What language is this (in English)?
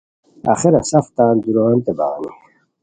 Khowar